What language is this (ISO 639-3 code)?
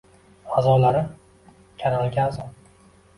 uzb